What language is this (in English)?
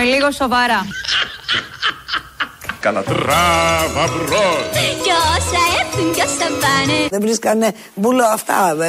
Greek